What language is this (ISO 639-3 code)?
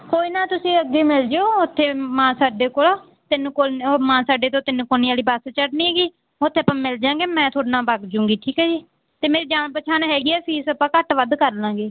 pan